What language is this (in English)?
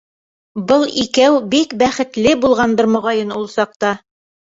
Bashkir